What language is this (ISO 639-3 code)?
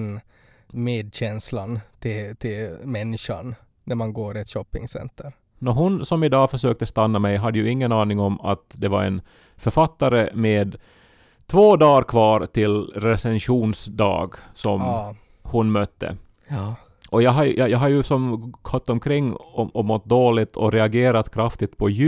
swe